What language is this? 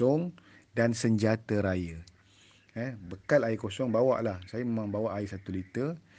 Malay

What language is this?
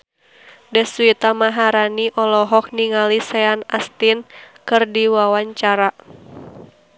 Sundanese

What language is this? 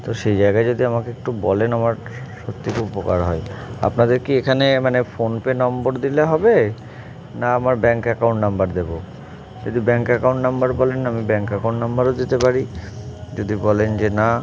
Bangla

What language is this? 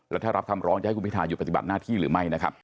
Thai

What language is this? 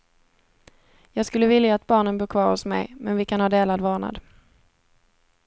Swedish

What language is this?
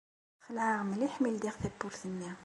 Kabyle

